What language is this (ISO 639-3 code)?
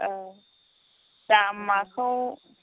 brx